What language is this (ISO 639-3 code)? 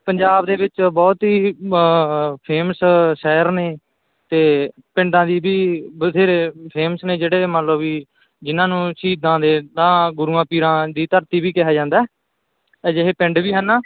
pan